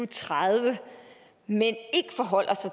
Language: Danish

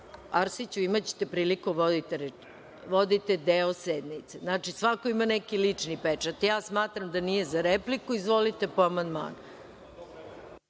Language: Serbian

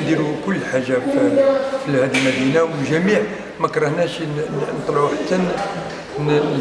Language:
Arabic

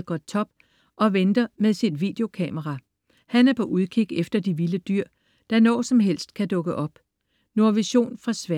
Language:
Danish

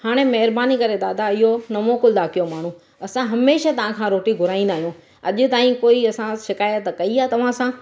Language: Sindhi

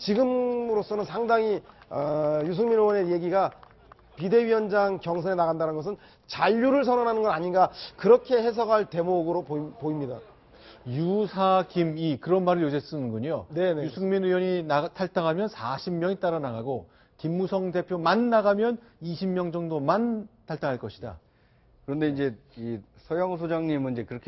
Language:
Korean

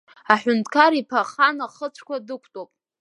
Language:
Abkhazian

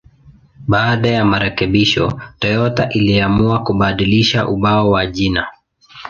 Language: Swahili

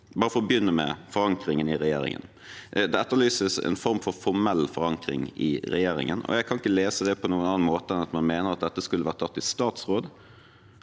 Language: Norwegian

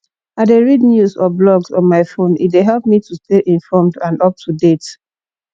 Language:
Nigerian Pidgin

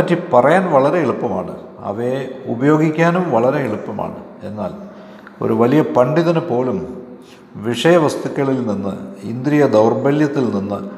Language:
Malayalam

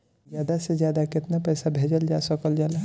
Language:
Bhojpuri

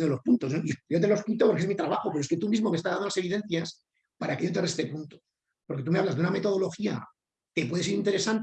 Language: Spanish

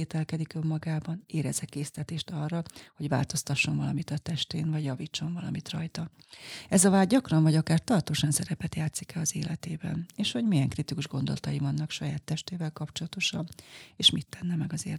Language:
Hungarian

